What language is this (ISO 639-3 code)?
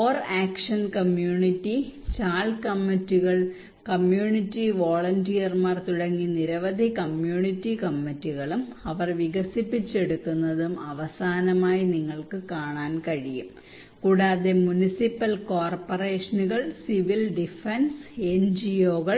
mal